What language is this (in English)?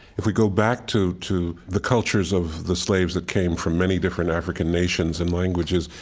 English